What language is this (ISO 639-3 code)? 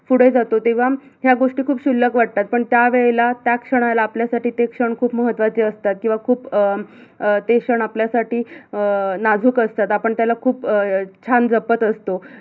mar